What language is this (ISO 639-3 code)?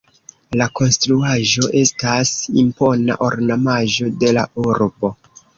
epo